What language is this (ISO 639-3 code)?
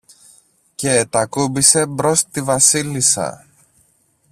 ell